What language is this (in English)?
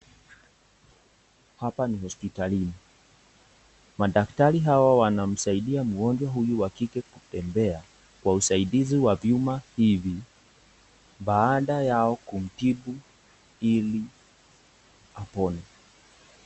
Swahili